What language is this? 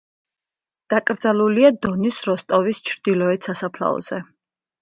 Georgian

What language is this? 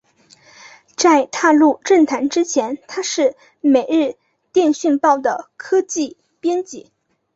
Chinese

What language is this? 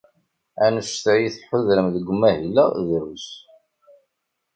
Kabyle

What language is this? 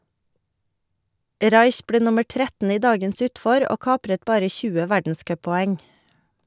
Norwegian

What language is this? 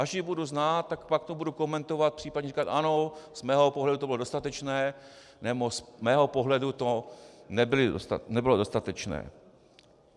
Czech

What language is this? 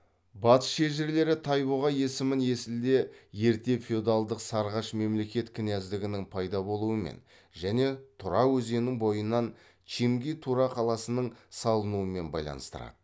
Kazakh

